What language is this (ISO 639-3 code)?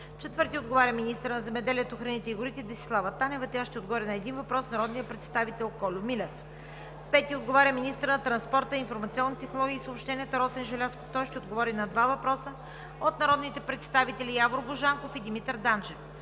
bul